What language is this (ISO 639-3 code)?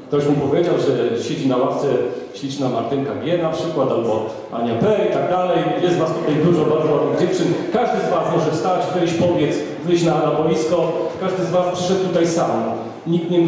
pol